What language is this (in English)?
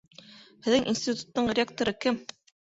Bashkir